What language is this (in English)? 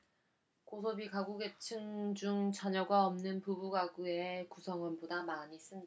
Korean